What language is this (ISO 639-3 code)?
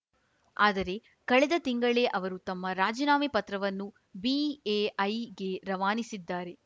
kan